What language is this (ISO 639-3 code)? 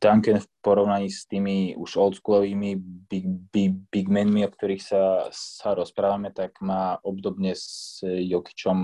slk